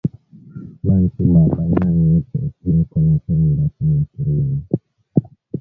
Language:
Swahili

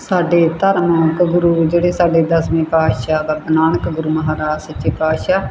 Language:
Punjabi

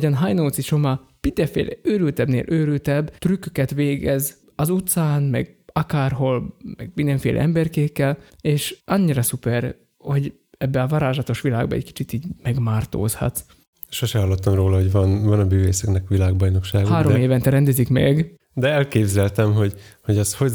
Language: Hungarian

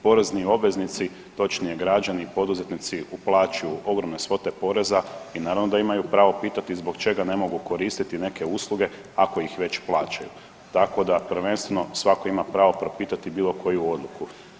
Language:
Croatian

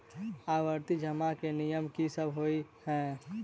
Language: Maithili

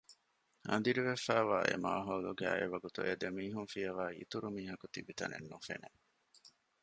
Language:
Divehi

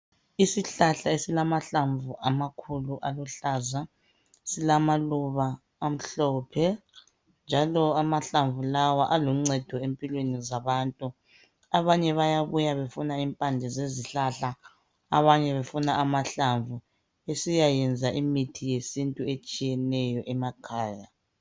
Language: North Ndebele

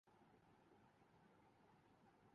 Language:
Urdu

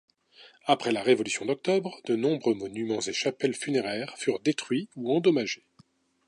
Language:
French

